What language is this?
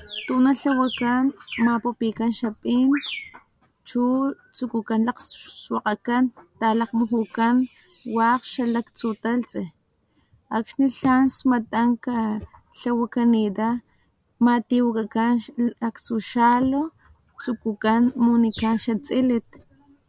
Papantla Totonac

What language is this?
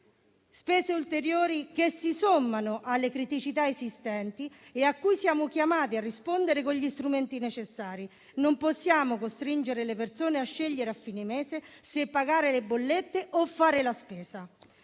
Italian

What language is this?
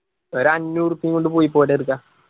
Malayalam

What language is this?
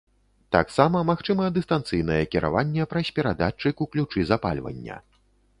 Belarusian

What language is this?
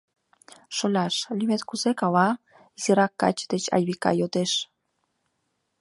Mari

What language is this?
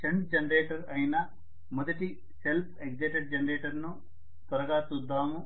Telugu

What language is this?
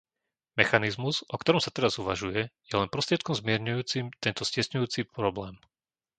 Slovak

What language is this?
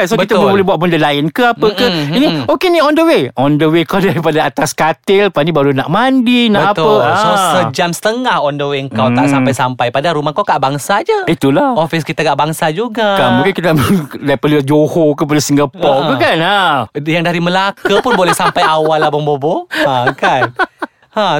Malay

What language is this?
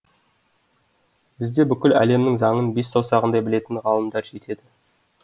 Kazakh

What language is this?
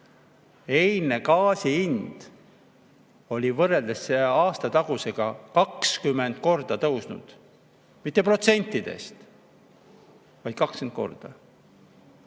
Estonian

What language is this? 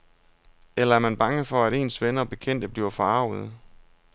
Danish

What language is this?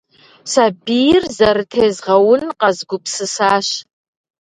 Kabardian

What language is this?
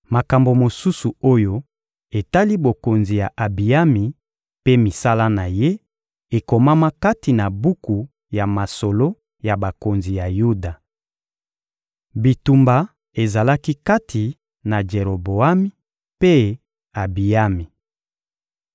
Lingala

